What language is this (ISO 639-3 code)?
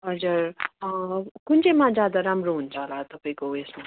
nep